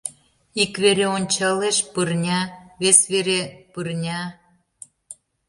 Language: Mari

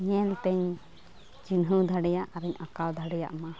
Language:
Santali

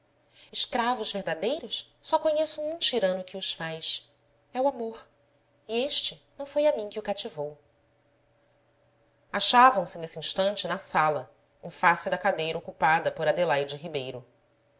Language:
Portuguese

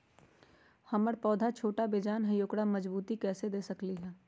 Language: Magahi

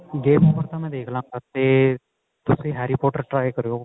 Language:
Punjabi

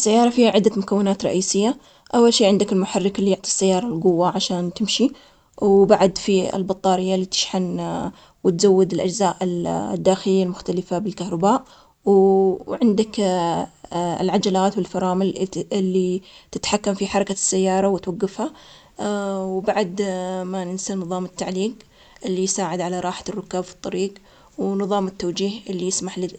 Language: Omani Arabic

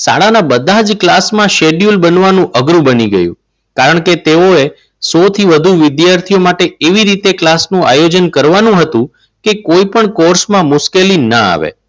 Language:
Gujarati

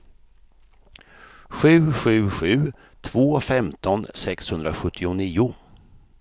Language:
Swedish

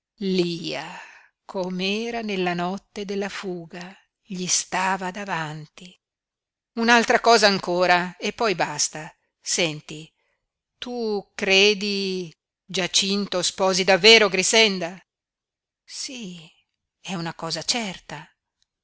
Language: Italian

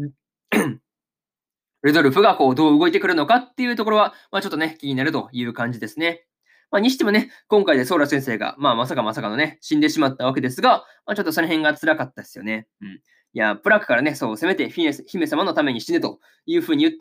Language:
Japanese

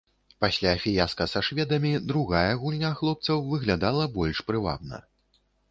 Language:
Belarusian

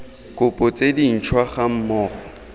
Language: Tswana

